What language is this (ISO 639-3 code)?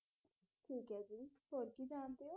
pan